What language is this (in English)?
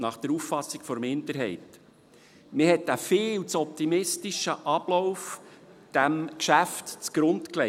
Swiss German